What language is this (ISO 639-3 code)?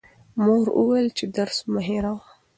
pus